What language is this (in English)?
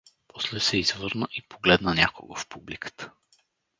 Bulgarian